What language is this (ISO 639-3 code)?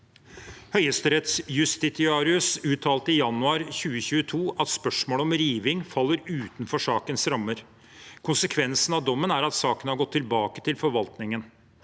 nor